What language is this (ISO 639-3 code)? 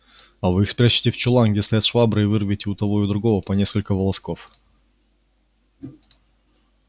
rus